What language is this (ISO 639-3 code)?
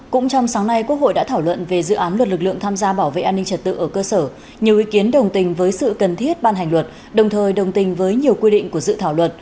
vie